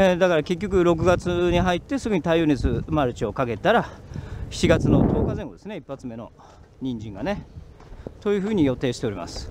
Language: Japanese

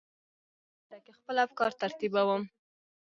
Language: Pashto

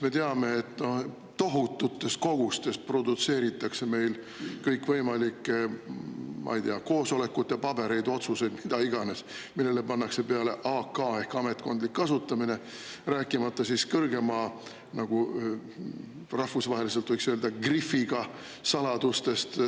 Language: Estonian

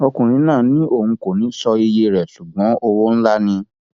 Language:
Yoruba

